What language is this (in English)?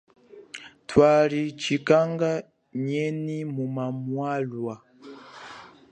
Chokwe